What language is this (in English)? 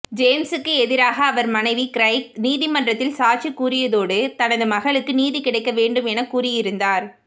Tamil